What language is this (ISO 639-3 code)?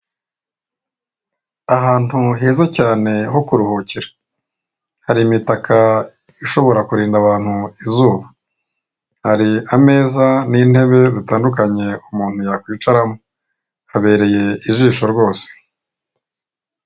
kin